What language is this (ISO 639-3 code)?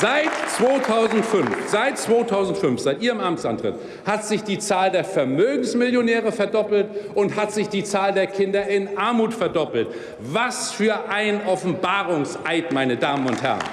deu